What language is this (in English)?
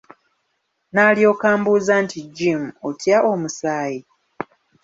Ganda